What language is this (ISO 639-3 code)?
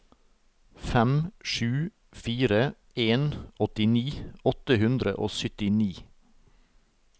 nor